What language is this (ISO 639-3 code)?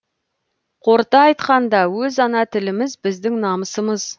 kaz